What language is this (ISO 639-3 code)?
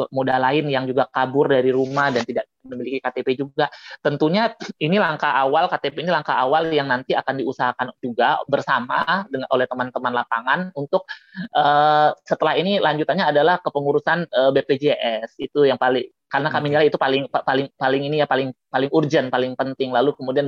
ind